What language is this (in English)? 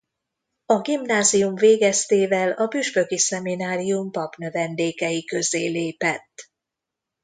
Hungarian